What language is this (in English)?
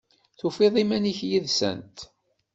Kabyle